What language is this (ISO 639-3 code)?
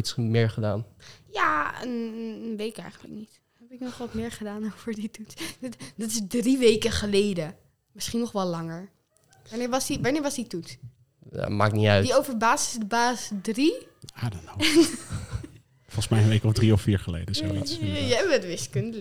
nld